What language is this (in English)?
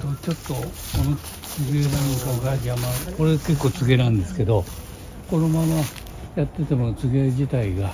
Japanese